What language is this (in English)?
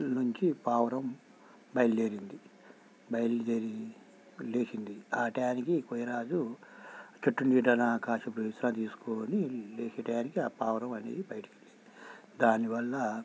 Telugu